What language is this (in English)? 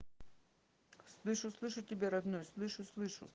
Russian